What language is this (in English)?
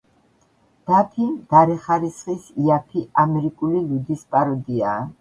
Georgian